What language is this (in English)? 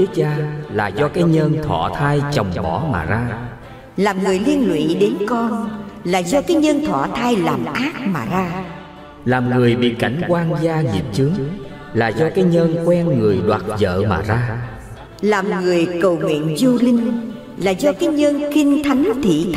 Vietnamese